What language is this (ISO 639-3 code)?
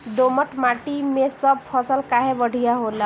bho